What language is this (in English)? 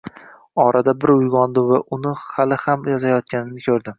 Uzbek